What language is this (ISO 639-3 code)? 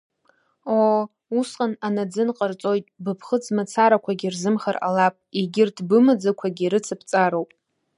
abk